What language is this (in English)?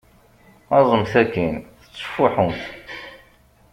Kabyle